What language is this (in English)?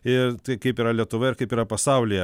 Lithuanian